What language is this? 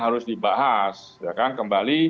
Indonesian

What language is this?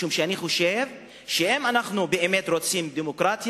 Hebrew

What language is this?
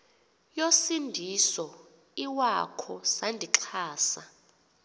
Xhosa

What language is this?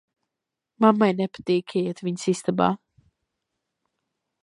Latvian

